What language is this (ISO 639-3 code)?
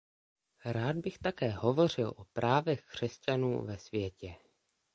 ces